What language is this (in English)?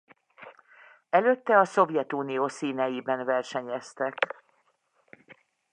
Hungarian